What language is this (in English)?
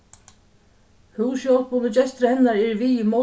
Faroese